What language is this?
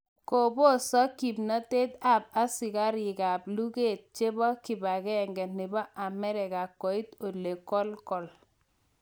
Kalenjin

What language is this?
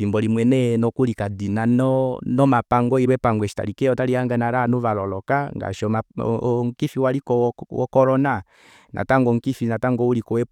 Kuanyama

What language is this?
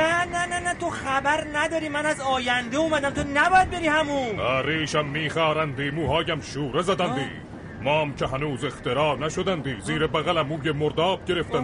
Persian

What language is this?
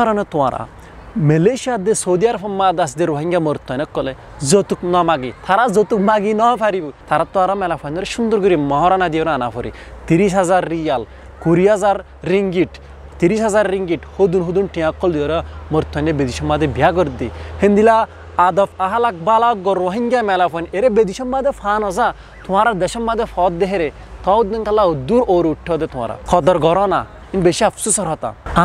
Turkish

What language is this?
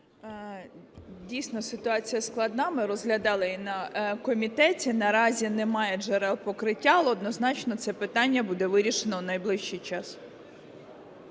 Ukrainian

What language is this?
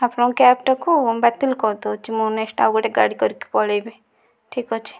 Odia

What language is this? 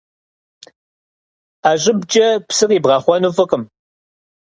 Kabardian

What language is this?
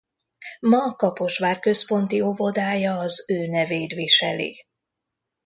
Hungarian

